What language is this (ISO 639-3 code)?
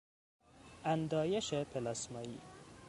fas